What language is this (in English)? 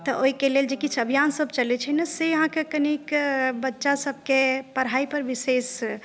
Maithili